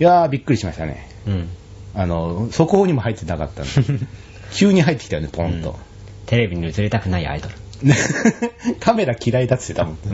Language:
Japanese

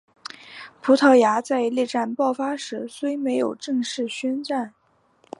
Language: Chinese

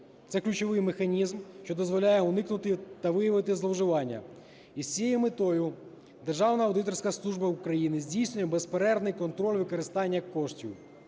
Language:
Ukrainian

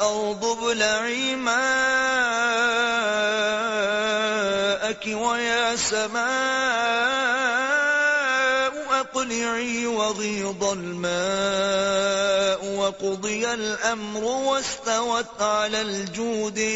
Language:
Urdu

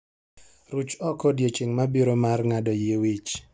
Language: Luo (Kenya and Tanzania)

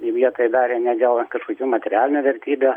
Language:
Lithuanian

